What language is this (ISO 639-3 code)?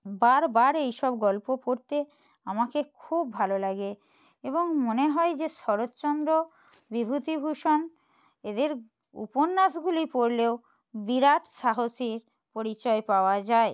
ben